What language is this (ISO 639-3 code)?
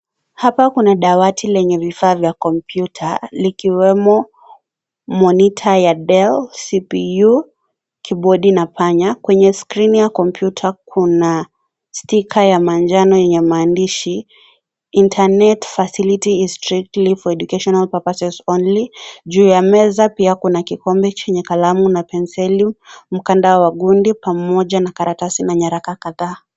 swa